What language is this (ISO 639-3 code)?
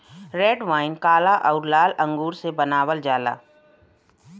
bho